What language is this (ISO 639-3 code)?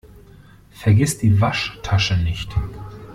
deu